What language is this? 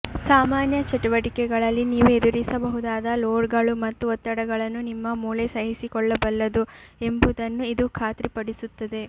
Kannada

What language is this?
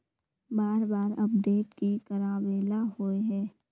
Magahi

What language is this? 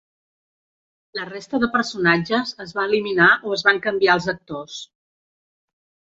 Catalan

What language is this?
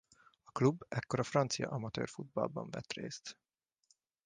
Hungarian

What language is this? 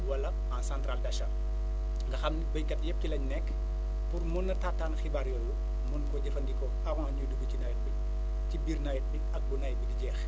Wolof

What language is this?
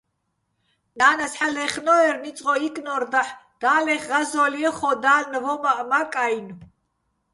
Bats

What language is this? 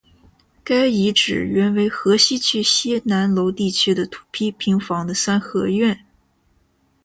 Chinese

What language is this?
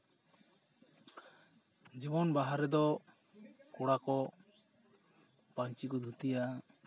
Santali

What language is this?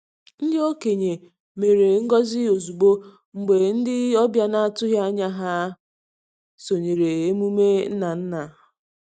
Igbo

